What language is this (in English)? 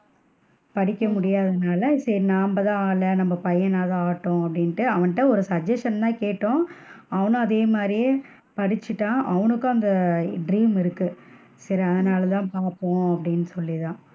Tamil